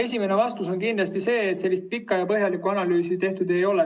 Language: Estonian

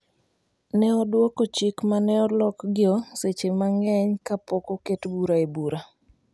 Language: Luo (Kenya and Tanzania)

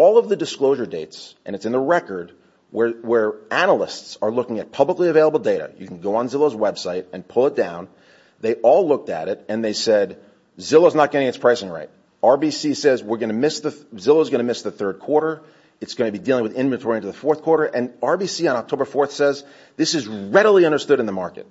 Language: English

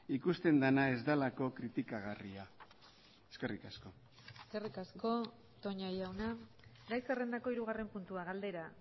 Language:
Basque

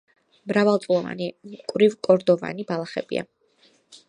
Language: Georgian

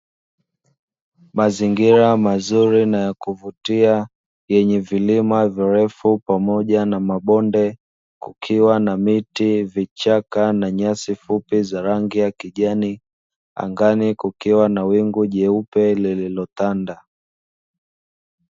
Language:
Swahili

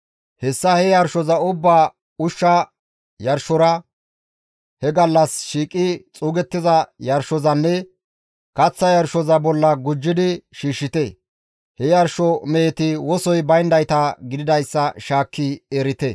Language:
Gamo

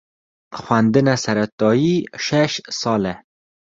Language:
Kurdish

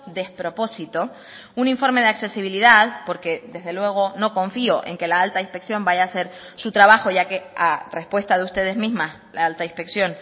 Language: Spanish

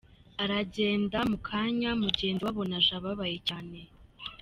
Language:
Kinyarwanda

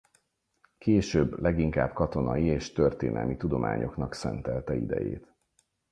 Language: Hungarian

